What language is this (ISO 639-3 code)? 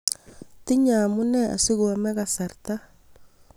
kln